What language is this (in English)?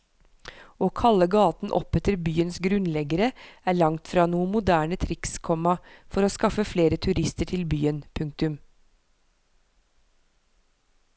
Norwegian